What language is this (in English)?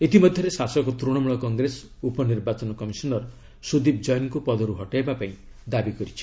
Odia